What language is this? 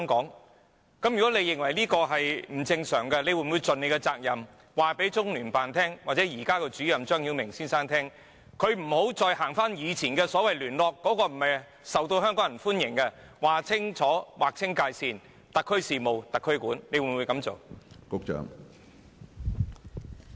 Cantonese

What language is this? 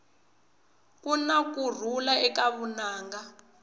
Tsonga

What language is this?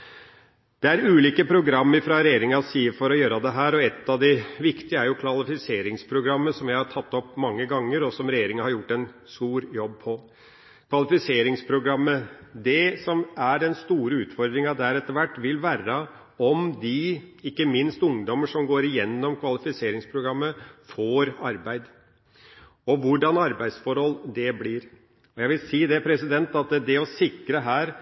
Norwegian Bokmål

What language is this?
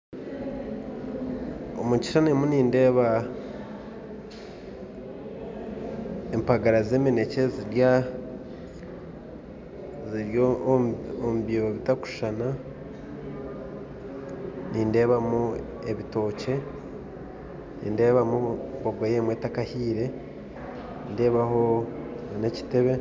Nyankole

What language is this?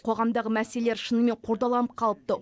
Kazakh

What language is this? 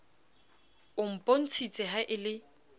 Southern Sotho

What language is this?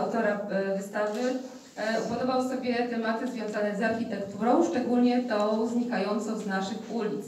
Polish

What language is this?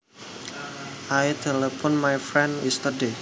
Javanese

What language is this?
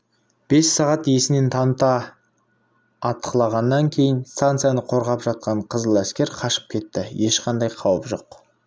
Kazakh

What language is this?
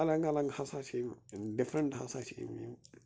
Kashmiri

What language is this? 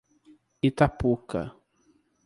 Portuguese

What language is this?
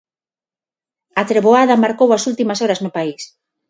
Galician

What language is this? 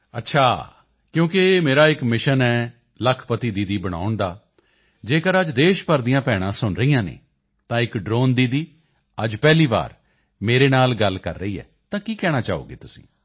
Punjabi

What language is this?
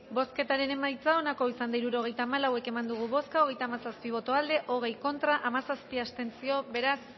Basque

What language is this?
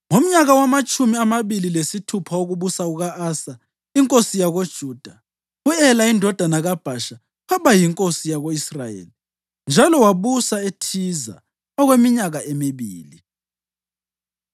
North Ndebele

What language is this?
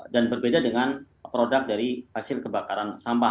Indonesian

